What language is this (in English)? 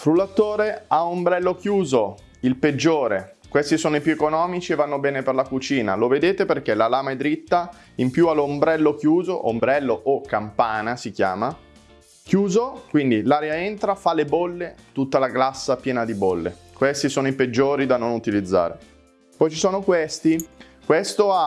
Italian